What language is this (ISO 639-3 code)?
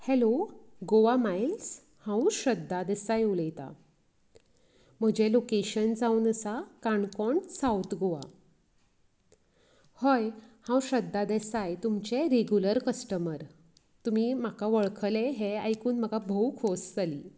kok